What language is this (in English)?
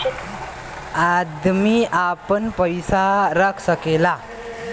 Bhojpuri